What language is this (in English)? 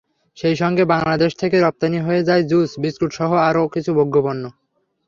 Bangla